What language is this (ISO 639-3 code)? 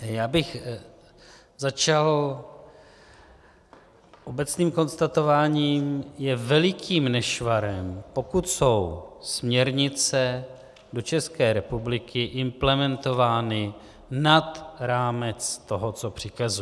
ces